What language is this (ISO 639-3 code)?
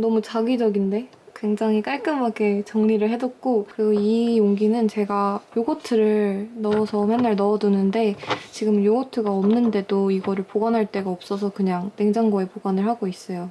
kor